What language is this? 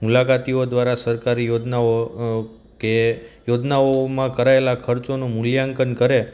Gujarati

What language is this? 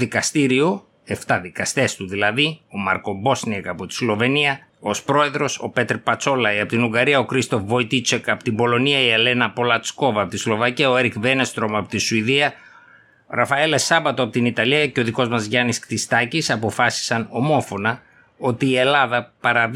Greek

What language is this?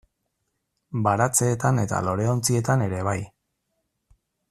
Basque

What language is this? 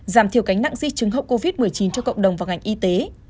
Vietnamese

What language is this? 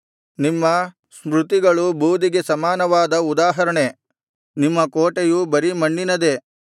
Kannada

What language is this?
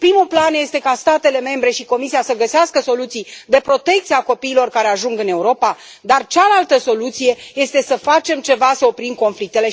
Romanian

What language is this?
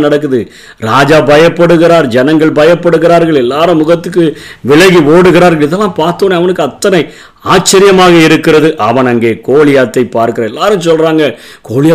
Tamil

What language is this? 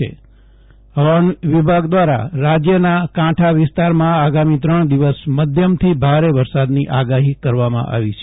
Gujarati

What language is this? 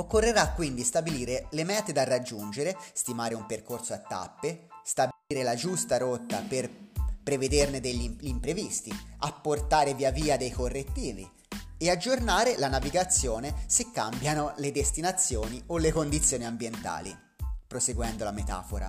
Italian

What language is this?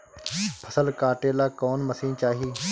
Bhojpuri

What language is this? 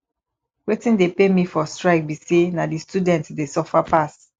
Nigerian Pidgin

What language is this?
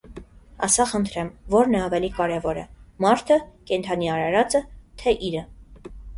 Armenian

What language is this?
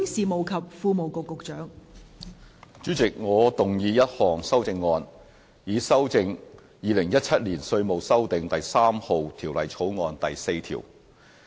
Cantonese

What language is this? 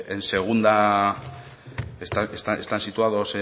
Spanish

